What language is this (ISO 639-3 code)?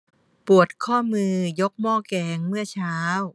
tha